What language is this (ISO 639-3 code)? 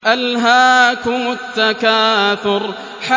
ara